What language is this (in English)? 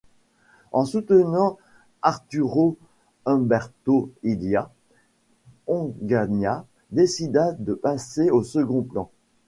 French